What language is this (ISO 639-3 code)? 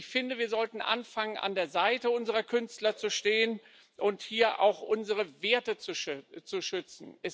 deu